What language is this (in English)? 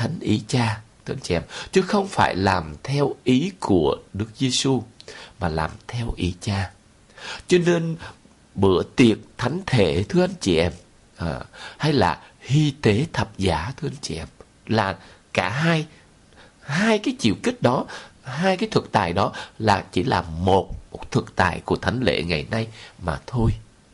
Vietnamese